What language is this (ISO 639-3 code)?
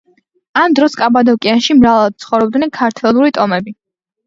kat